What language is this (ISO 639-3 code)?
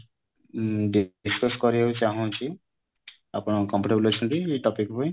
ori